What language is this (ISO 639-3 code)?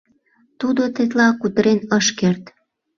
chm